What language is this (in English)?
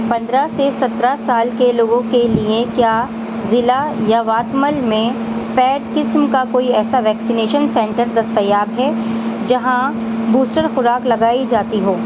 Urdu